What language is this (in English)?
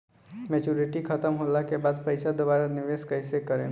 Bhojpuri